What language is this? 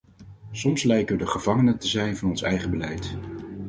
Dutch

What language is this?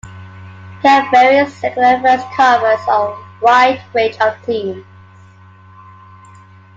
English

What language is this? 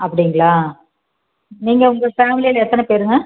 Tamil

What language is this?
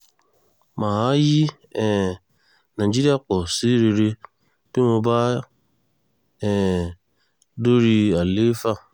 Yoruba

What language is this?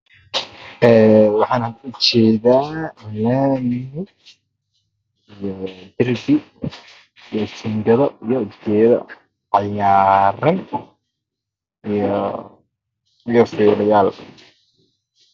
Somali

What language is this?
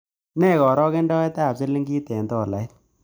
Kalenjin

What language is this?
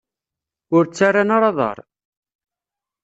Kabyle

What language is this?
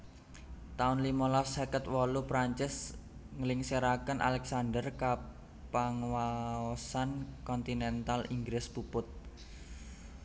Javanese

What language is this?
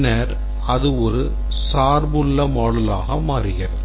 Tamil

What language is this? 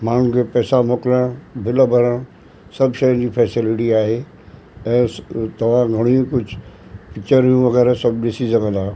Sindhi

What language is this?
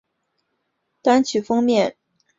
Chinese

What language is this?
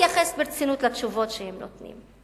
Hebrew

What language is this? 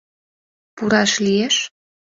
Mari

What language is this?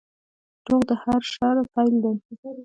Pashto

